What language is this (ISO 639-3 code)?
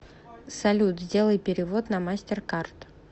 rus